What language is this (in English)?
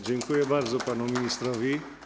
Polish